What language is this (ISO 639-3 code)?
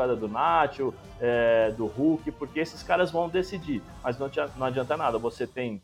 por